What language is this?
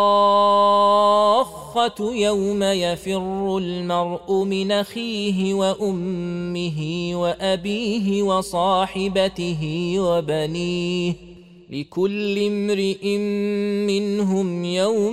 Arabic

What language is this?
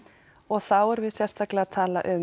Icelandic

